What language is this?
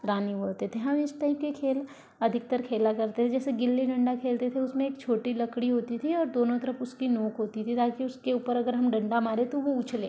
Hindi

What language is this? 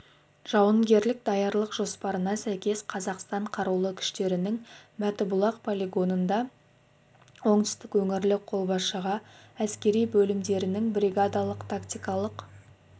Kazakh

